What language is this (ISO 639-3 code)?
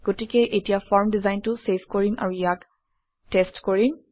asm